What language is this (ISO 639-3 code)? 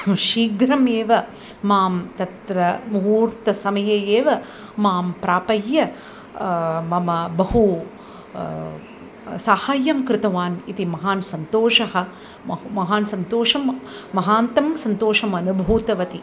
san